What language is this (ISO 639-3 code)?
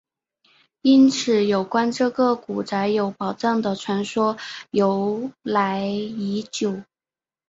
zho